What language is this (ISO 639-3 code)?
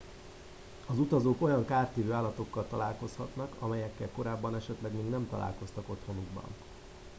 hun